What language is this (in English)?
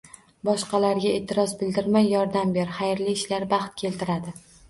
Uzbek